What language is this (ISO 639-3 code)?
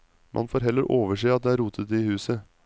nor